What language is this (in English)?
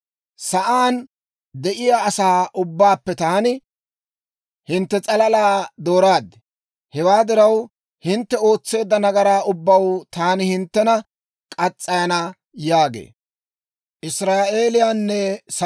Dawro